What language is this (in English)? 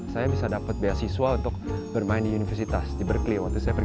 Indonesian